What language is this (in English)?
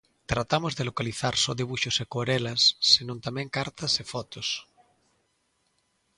Galician